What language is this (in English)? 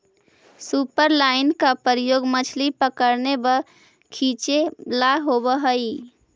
Magahi